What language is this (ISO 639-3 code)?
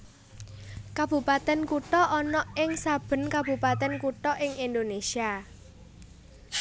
jav